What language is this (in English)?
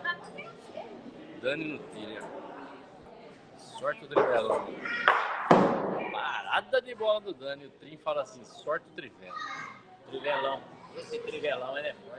Portuguese